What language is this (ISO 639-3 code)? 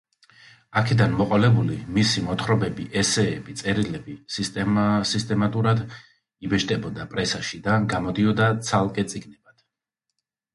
kat